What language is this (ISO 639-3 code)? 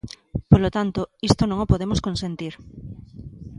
glg